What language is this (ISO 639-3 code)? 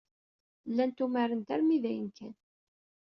kab